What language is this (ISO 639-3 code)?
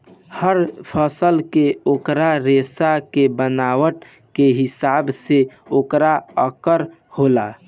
bho